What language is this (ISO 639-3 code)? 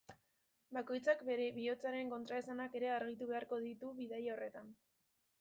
eus